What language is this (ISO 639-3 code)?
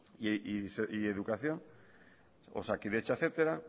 eus